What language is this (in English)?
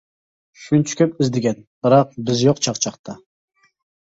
Uyghur